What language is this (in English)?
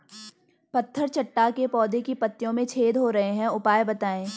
Hindi